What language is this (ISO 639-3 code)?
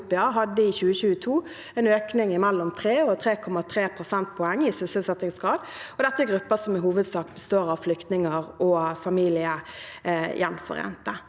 nor